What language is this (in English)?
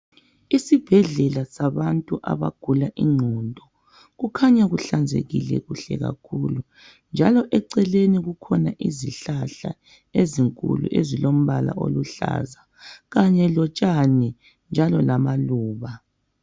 North Ndebele